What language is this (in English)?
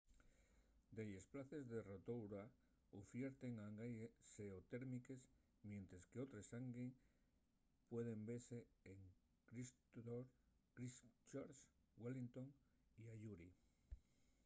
Asturian